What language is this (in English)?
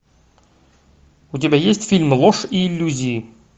Russian